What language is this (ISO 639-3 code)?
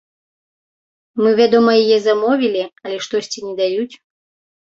bel